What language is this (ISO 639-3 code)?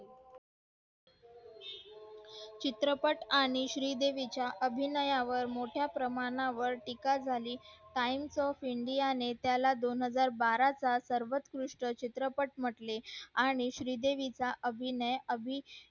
mar